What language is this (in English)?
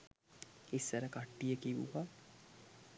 Sinhala